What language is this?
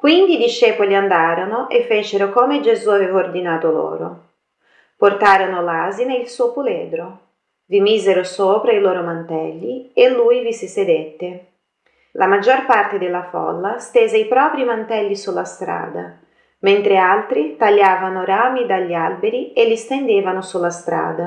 Italian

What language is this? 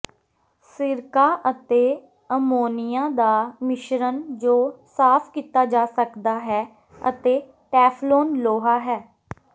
Punjabi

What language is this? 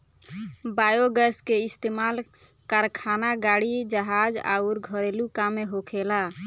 Bhojpuri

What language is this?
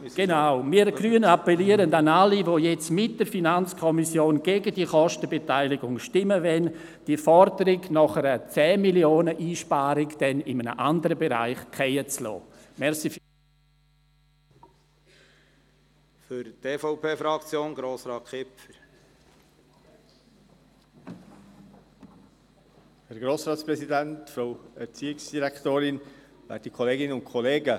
Swiss German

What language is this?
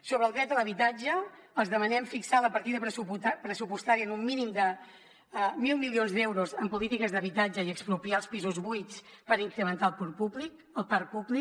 Catalan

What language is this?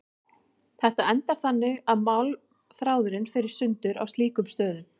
Icelandic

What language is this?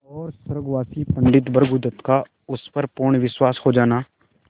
Hindi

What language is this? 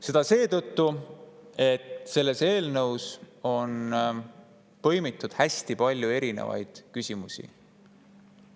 Estonian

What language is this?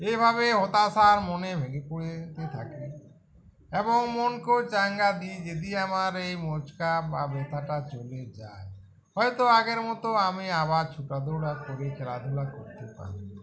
Bangla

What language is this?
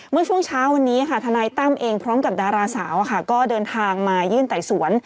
Thai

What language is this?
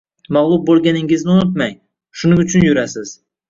Uzbek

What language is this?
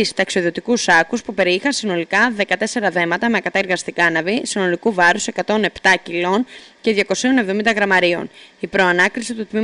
Greek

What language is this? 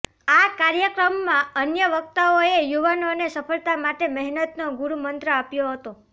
Gujarati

